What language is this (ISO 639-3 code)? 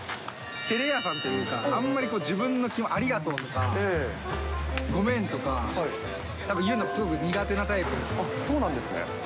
jpn